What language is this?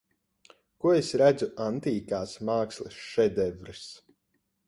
Latvian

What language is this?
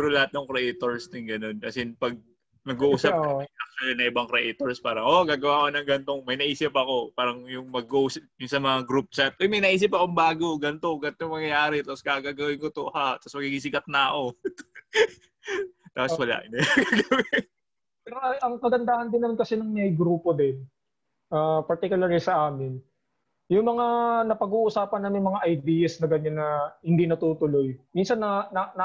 Filipino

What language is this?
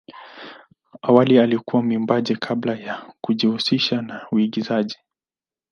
Swahili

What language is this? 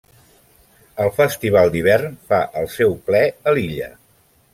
Catalan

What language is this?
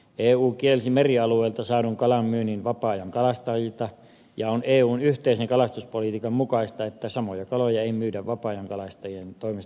Finnish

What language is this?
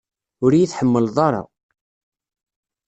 Kabyle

